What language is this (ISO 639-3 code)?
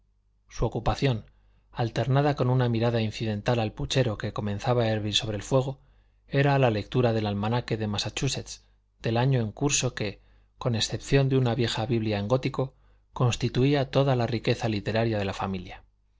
spa